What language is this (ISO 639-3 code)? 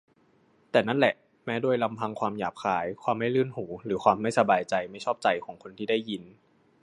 tha